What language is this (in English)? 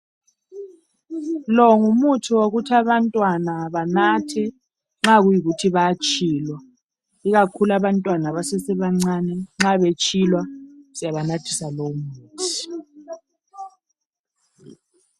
North Ndebele